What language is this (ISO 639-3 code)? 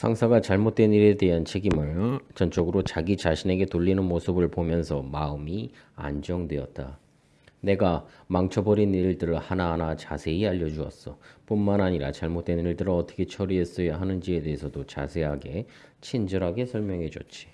kor